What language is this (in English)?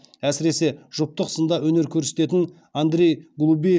Kazakh